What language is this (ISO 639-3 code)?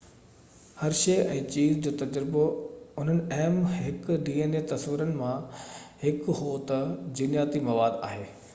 snd